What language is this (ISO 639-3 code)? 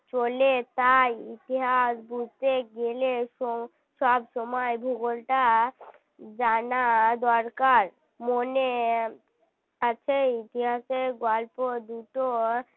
ben